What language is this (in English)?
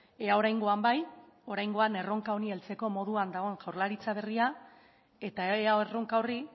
Basque